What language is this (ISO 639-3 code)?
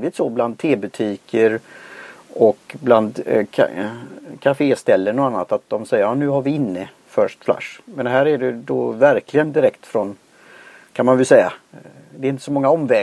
swe